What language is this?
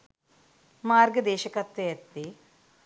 Sinhala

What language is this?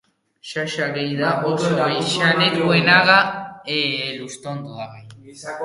Basque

